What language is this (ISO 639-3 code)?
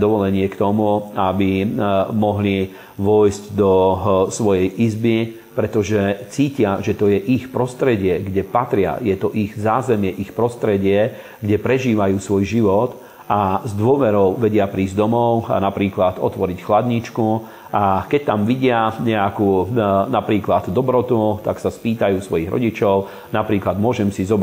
slk